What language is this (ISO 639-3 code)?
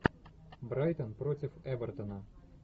rus